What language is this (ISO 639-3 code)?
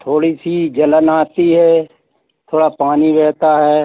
hin